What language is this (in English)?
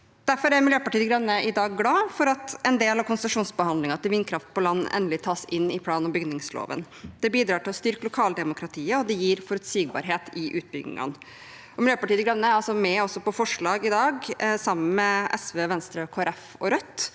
Norwegian